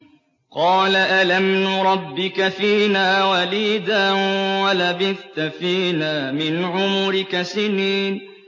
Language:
Arabic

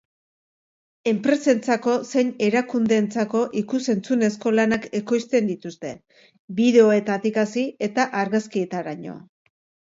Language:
Basque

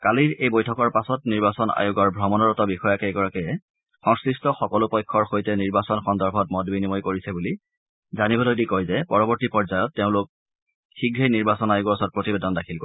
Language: Assamese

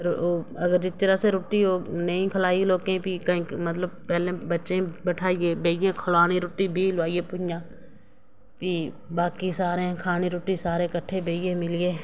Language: Dogri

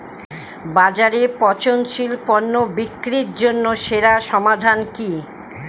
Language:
Bangla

